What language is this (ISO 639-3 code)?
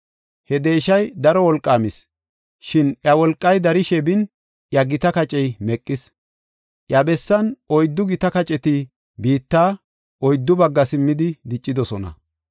gof